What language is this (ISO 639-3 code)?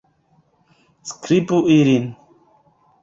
epo